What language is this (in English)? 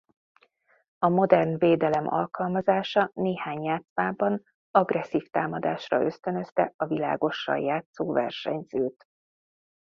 Hungarian